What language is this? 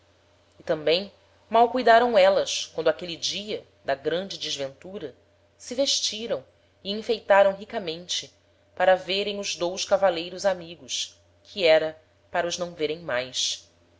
Portuguese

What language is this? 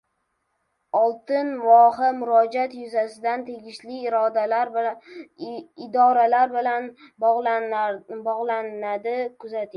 Uzbek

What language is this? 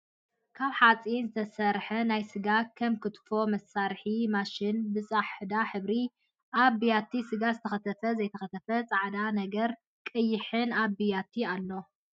Tigrinya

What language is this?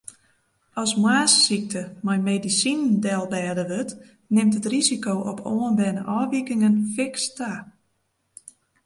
Western Frisian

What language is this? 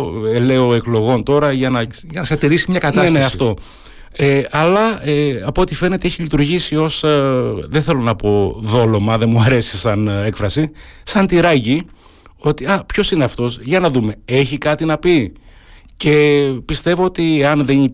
Greek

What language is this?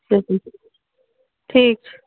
Maithili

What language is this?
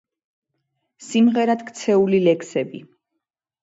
Georgian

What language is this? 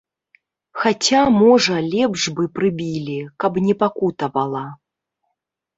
Belarusian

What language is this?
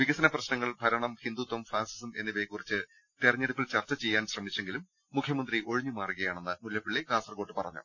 Malayalam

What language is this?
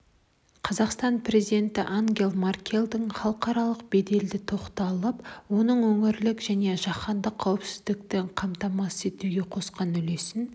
Kazakh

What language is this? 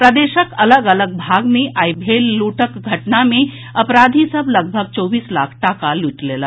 Maithili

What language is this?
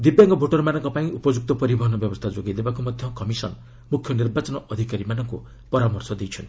Odia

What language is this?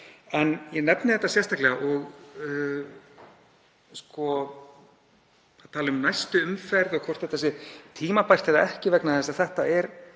Icelandic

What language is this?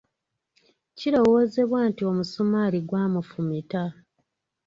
Ganda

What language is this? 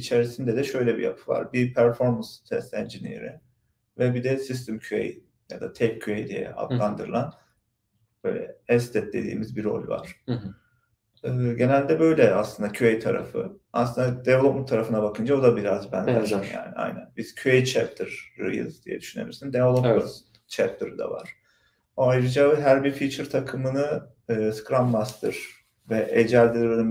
Turkish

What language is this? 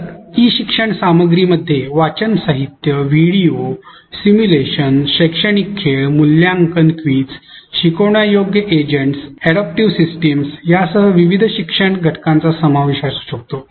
Marathi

